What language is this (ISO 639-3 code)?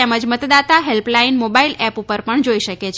guj